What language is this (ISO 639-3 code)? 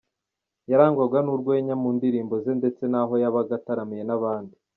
kin